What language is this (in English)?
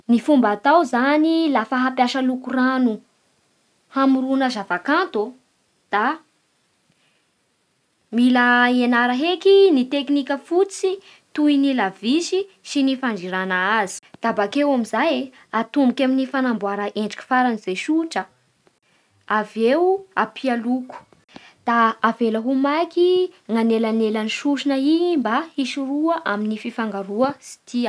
Bara Malagasy